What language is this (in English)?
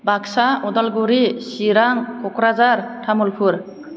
Bodo